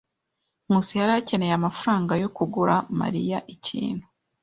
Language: Kinyarwanda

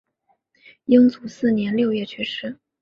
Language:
Chinese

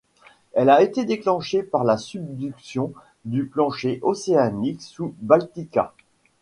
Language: French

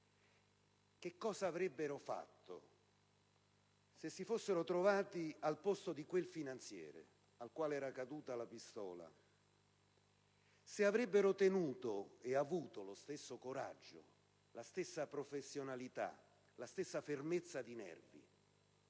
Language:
Italian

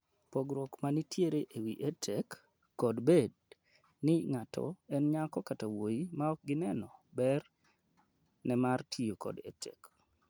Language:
Luo (Kenya and Tanzania)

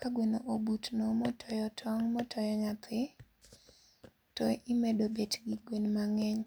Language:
Luo (Kenya and Tanzania)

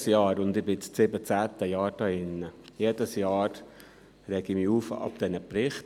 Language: Swiss German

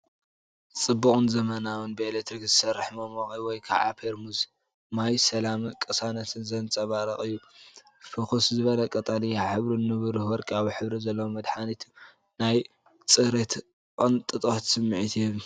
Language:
Tigrinya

